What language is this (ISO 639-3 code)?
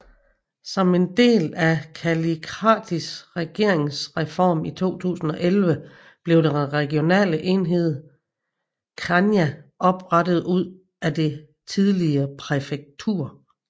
dan